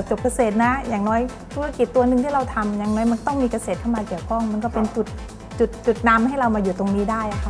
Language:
Thai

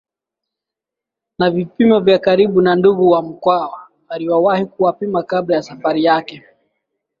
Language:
Swahili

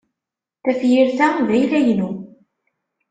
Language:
Kabyle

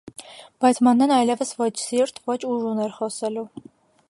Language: Armenian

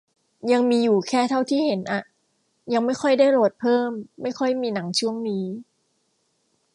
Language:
Thai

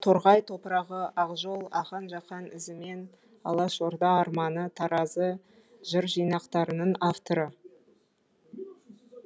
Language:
Kazakh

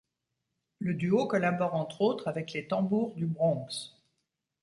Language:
French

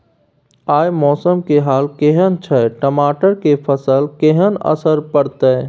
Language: Maithili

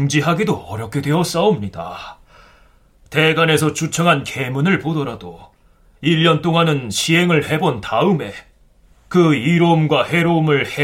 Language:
Korean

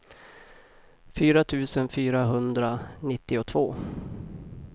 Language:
Swedish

